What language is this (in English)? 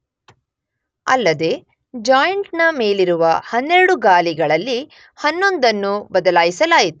Kannada